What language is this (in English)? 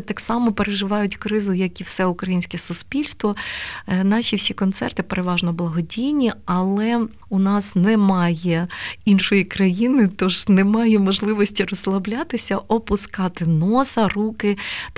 Ukrainian